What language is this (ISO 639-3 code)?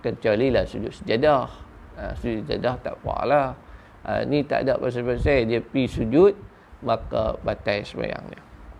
msa